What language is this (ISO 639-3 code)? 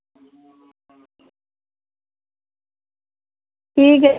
doi